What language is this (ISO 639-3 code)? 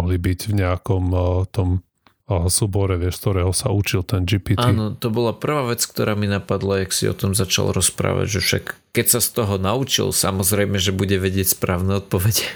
slk